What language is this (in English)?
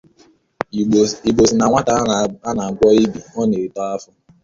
Igbo